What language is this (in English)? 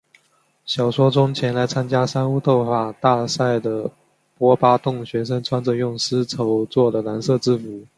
Chinese